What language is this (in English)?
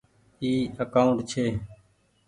Goaria